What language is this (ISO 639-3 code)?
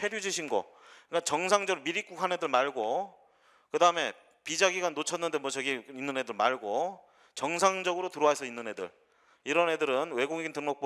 kor